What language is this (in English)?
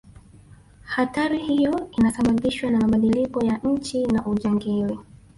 Swahili